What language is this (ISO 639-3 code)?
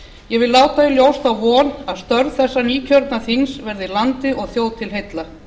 isl